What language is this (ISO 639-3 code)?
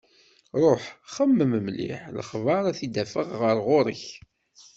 kab